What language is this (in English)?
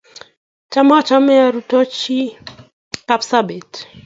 Kalenjin